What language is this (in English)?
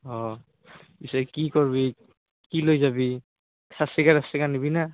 Assamese